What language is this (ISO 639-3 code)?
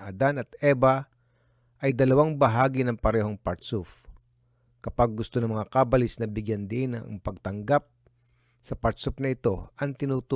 fil